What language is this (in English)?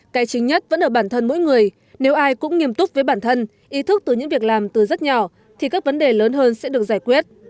Vietnamese